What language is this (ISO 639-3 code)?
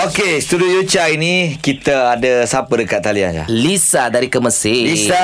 msa